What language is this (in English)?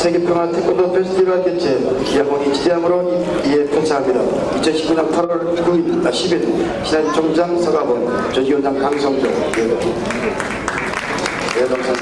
Korean